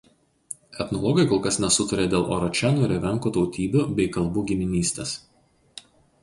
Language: Lithuanian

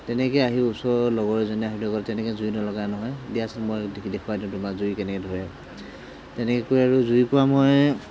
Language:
Assamese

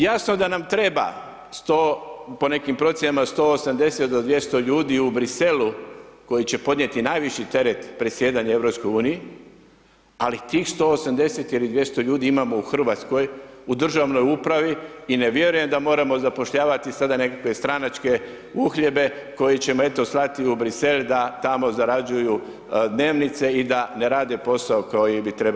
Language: Croatian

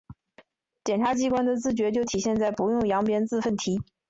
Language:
Chinese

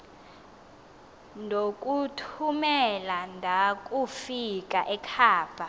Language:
Xhosa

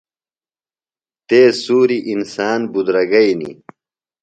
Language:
Phalura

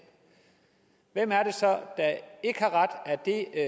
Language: Danish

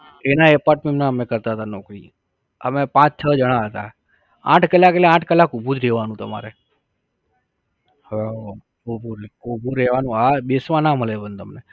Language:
Gujarati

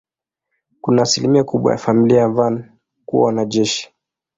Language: Swahili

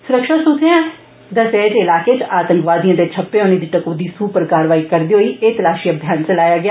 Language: Dogri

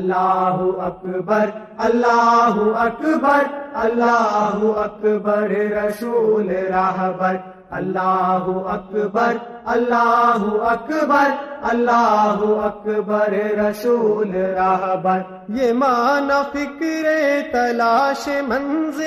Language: Urdu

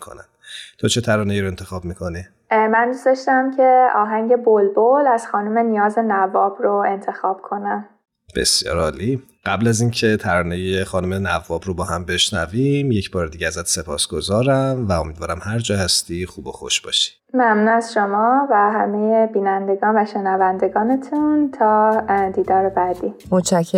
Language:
Persian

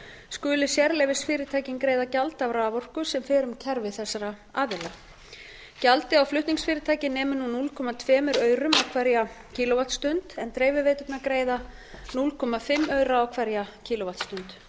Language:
Icelandic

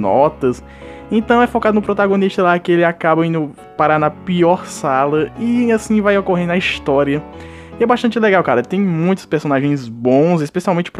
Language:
Portuguese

